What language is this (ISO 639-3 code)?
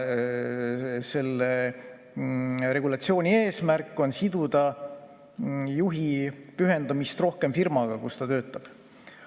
est